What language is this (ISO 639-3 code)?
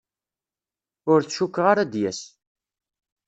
kab